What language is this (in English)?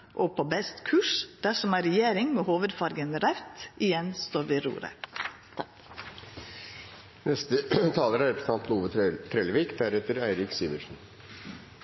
Norwegian Nynorsk